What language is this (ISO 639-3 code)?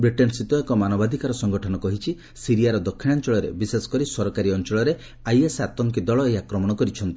ori